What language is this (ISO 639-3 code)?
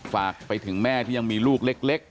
tha